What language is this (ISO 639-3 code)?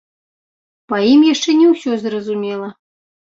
bel